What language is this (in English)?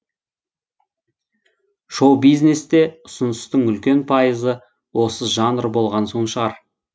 Kazakh